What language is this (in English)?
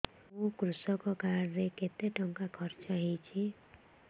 Odia